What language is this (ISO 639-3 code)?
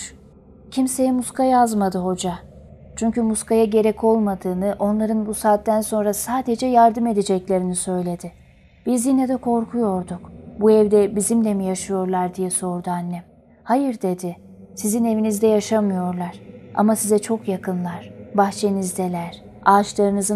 tur